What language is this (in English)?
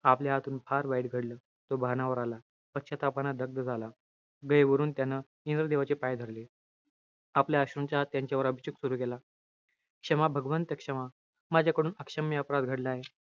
Marathi